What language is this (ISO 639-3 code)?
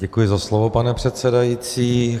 ces